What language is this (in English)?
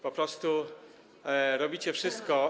Polish